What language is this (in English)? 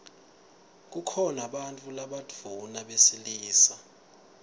Swati